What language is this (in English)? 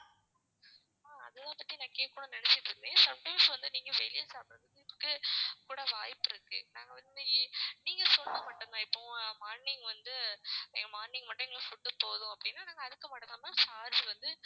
Tamil